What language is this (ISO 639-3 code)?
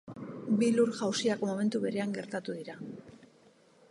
eus